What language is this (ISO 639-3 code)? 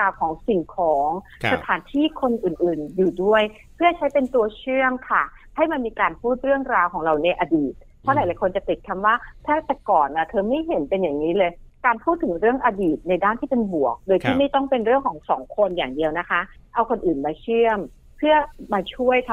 tha